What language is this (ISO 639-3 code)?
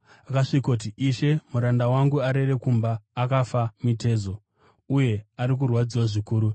sna